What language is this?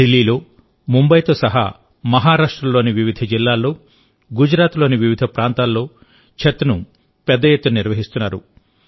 Telugu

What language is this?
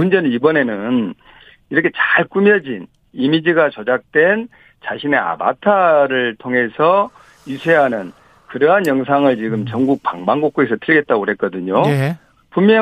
Korean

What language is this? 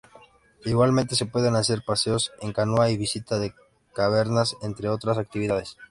Spanish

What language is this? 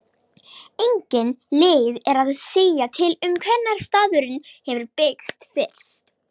Icelandic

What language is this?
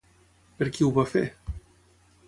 Catalan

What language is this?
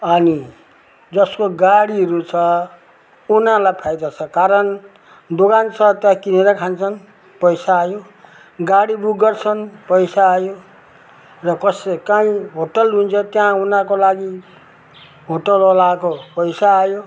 Nepali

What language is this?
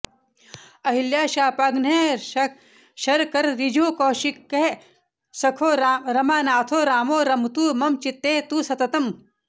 Sanskrit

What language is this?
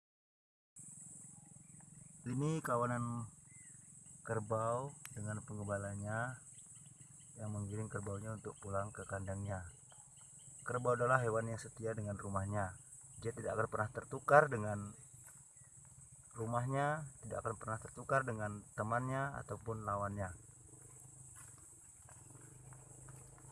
Indonesian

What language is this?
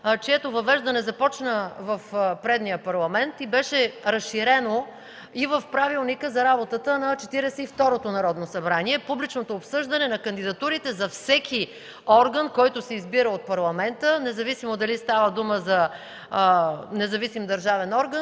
Bulgarian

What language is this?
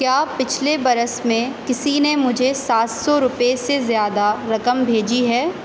Urdu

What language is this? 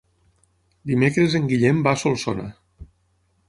Catalan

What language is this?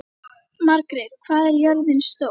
Icelandic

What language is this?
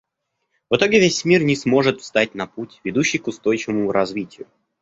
Russian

